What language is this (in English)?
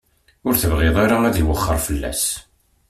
Kabyle